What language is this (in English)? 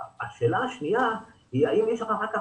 Hebrew